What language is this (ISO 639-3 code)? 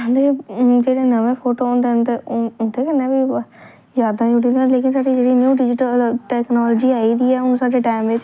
doi